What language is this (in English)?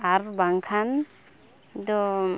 Santali